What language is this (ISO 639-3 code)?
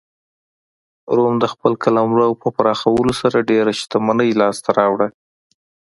pus